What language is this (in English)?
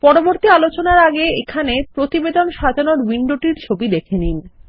Bangla